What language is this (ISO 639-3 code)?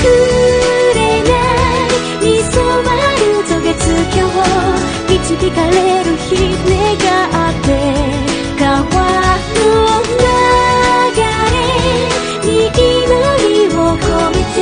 zho